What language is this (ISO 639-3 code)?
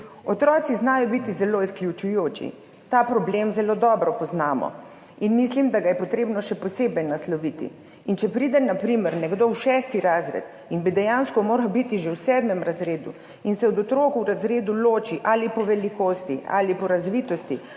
slv